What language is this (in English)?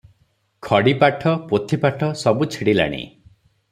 Odia